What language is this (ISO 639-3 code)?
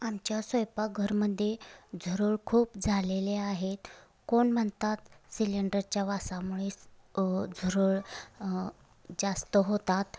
mar